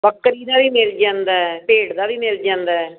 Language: Punjabi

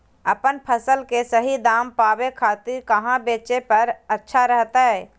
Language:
Magahi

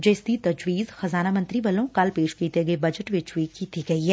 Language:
Punjabi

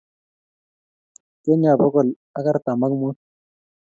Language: Kalenjin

